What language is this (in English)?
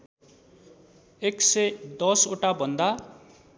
Nepali